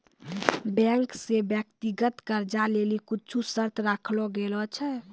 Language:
Maithili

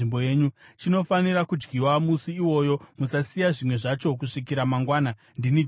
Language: Shona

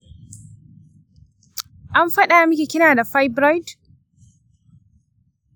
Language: Hausa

